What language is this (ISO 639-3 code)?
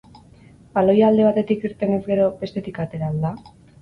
eus